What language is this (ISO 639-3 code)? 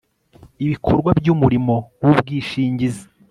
kin